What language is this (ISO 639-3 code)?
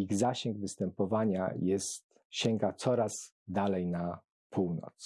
pol